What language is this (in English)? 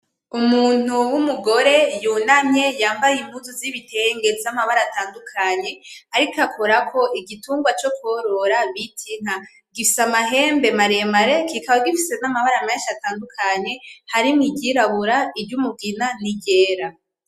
Rundi